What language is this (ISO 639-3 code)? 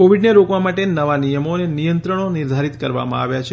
guj